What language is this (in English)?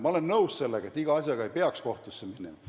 Estonian